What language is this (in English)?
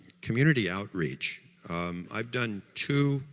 English